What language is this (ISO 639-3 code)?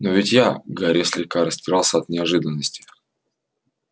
rus